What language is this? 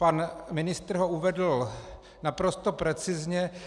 Czech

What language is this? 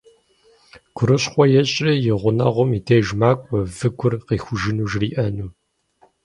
Kabardian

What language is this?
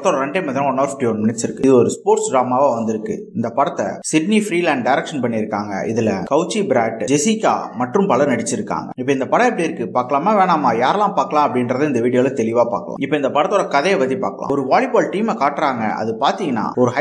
Tamil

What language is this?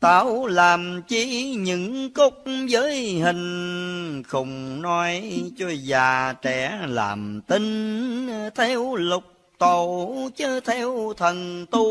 Vietnamese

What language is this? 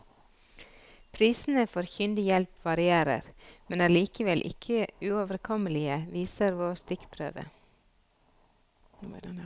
Norwegian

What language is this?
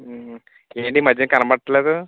Telugu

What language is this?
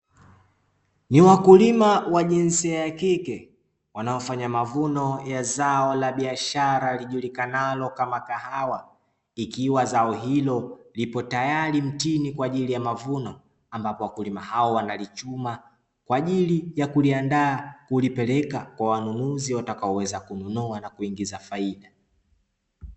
Swahili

